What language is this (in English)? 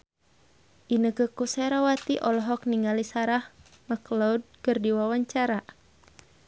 Sundanese